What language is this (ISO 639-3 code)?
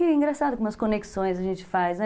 por